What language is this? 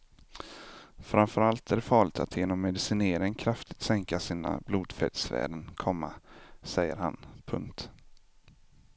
Swedish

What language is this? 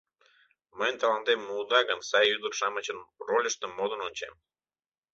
Mari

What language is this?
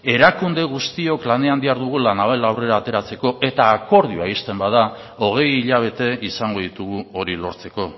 Basque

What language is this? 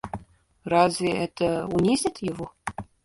Russian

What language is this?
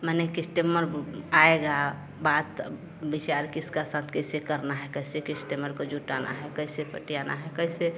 Hindi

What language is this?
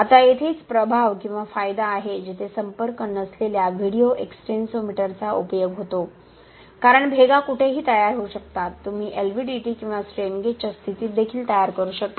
Marathi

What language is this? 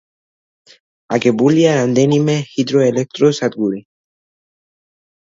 Georgian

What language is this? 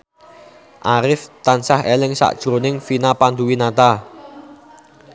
Javanese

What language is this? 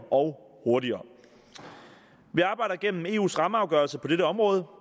Danish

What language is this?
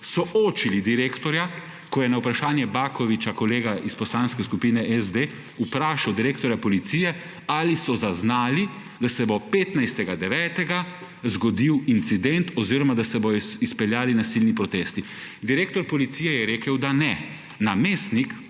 Slovenian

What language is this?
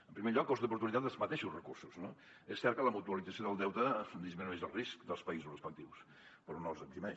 Catalan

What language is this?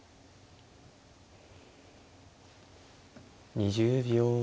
Japanese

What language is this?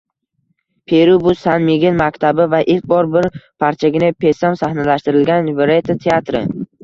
Uzbek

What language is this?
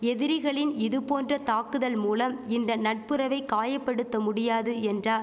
Tamil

